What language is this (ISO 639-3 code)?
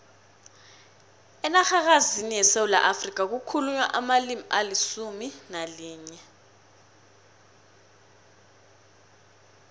nbl